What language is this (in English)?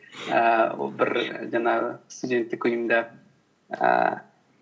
Kazakh